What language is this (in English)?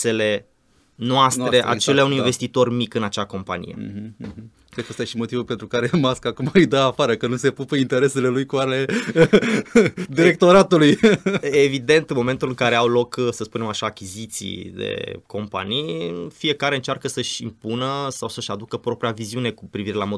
Romanian